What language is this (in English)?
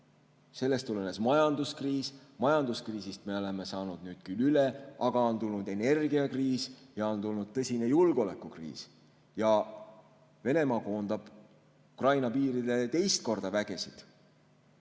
Estonian